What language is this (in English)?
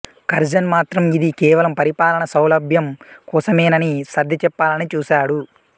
Telugu